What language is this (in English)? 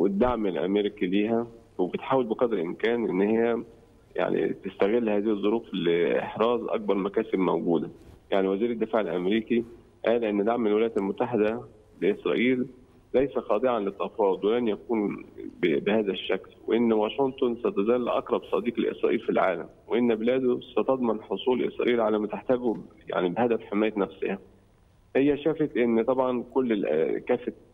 Arabic